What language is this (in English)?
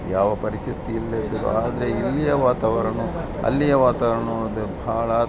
Kannada